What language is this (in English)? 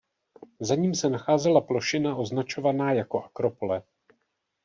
Czech